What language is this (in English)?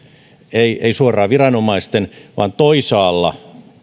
Finnish